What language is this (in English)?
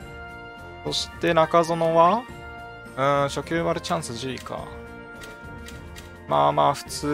Japanese